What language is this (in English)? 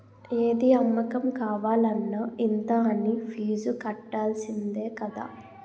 Telugu